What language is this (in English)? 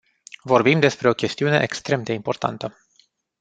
Romanian